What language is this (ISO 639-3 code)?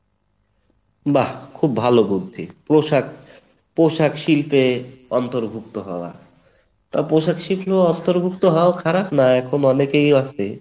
ben